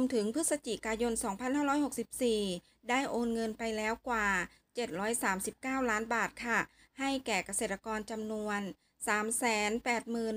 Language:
Thai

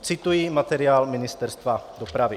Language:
Czech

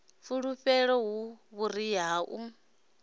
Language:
Venda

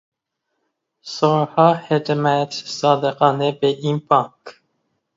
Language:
Persian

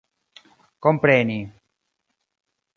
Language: Esperanto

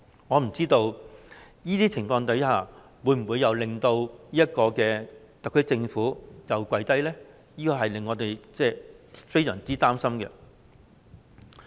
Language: Cantonese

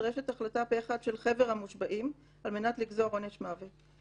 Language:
Hebrew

